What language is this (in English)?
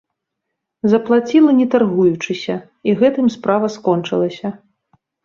Belarusian